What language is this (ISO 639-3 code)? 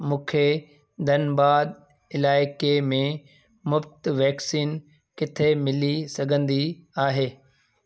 snd